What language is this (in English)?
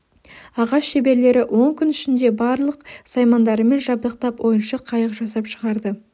Kazakh